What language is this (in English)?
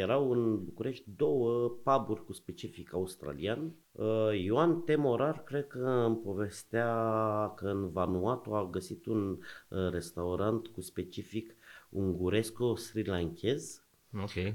Romanian